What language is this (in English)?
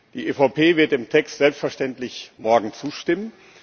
German